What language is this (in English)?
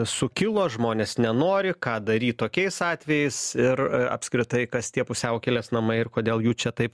Lithuanian